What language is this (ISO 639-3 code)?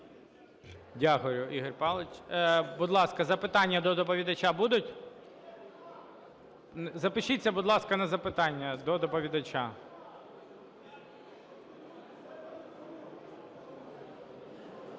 ukr